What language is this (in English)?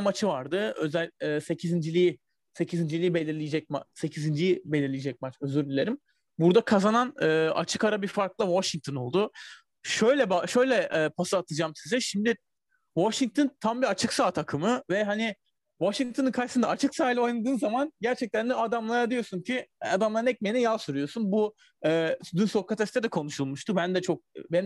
Turkish